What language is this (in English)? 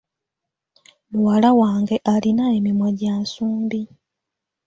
Ganda